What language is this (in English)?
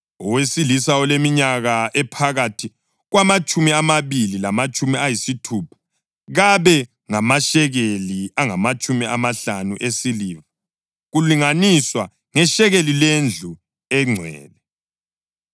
North Ndebele